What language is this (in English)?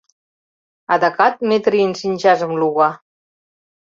Mari